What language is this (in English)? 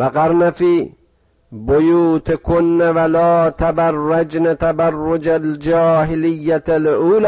Persian